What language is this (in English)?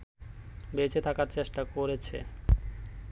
Bangla